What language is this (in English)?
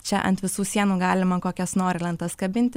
Lithuanian